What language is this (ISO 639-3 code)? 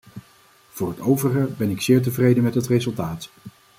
nld